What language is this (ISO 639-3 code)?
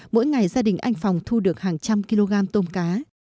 vie